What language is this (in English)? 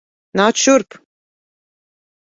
Latvian